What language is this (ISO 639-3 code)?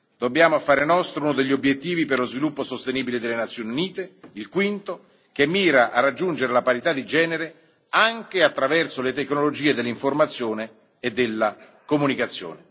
ita